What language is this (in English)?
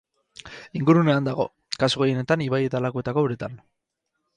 Basque